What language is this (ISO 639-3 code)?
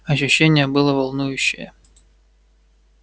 rus